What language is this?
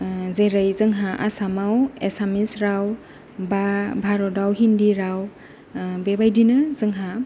Bodo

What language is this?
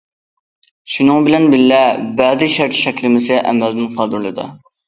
Uyghur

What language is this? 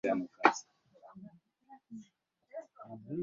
Swahili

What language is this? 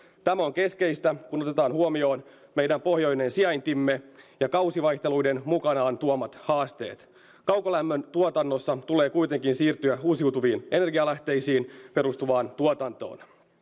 Finnish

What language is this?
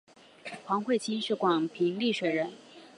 Chinese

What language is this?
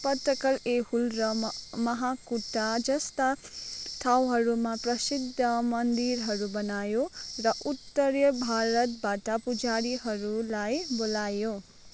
Nepali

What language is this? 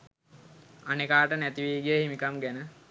Sinhala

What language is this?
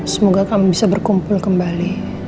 Indonesian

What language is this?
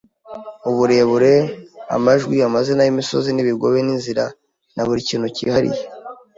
Kinyarwanda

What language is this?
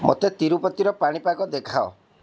Odia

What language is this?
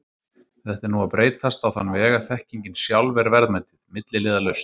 Icelandic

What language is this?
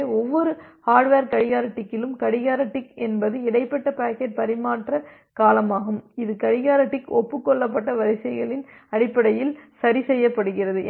Tamil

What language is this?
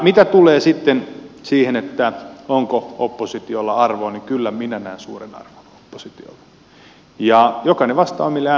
Finnish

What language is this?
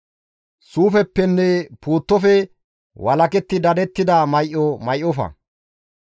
Gamo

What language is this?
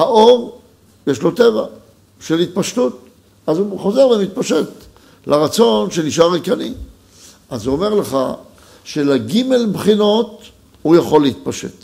Hebrew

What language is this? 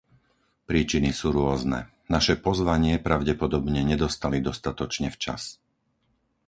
Slovak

